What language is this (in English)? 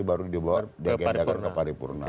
Indonesian